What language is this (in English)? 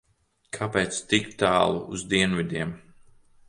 Latvian